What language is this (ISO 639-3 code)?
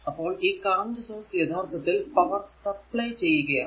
mal